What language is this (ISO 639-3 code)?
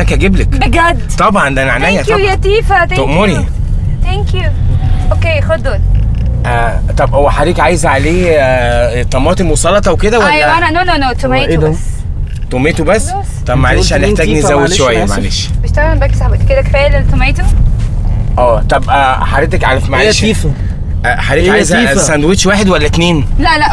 ara